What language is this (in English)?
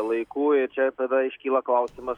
Lithuanian